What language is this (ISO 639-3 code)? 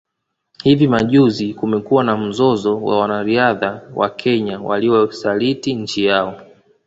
swa